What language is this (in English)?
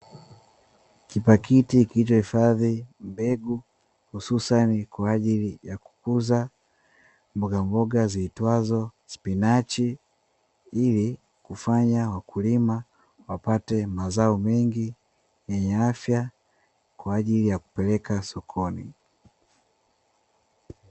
Swahili